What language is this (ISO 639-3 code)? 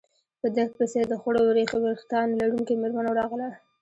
pus